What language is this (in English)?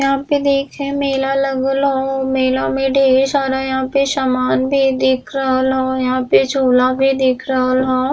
Bhojpuri